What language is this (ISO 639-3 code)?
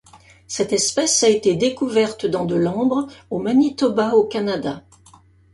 fra